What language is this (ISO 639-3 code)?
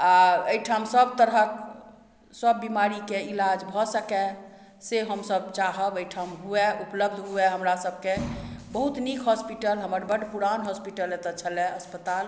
mai